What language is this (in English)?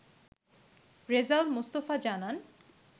Bangla